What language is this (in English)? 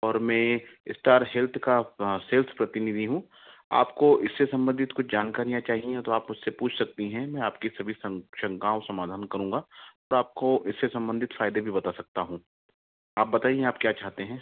Hindi